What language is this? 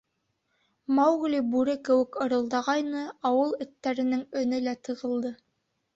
Bashkir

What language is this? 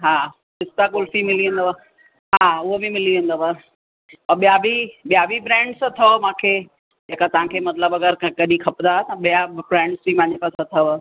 Sindhi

